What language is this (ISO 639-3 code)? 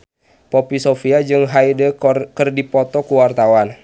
sun